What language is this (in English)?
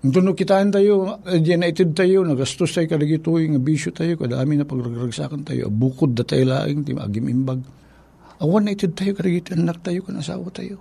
Filipino